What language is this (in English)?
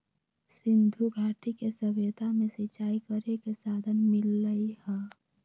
Magahi